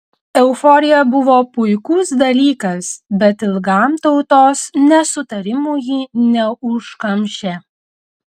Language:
Lithuanian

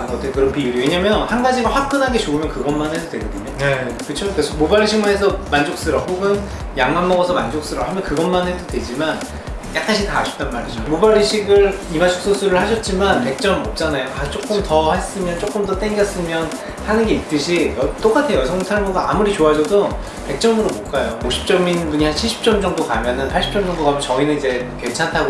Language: Korean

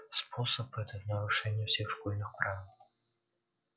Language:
Russian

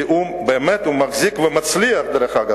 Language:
Hebrew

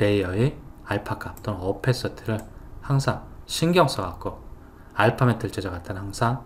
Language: Korean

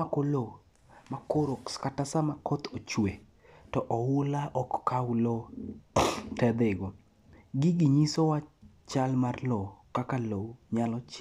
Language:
Luo (Kenya and Tanzania)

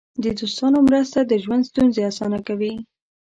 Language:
Pashto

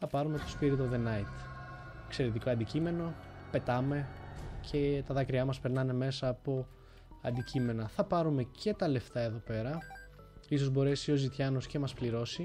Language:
Greek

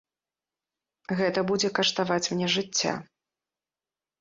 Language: Belarusian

